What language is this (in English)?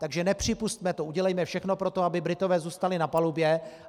Czech